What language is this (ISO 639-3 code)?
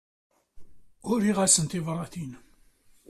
kab